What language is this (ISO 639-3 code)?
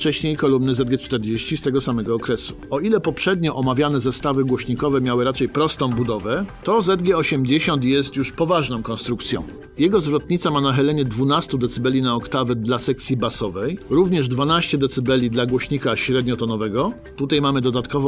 pol